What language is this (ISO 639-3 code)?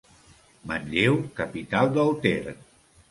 cat